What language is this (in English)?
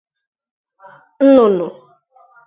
Igbo